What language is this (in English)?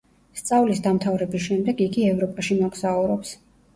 Georgian